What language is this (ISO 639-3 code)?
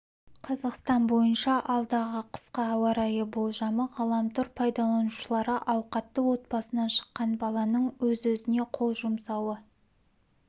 kaz